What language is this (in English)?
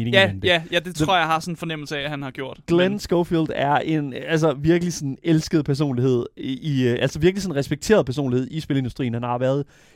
Danish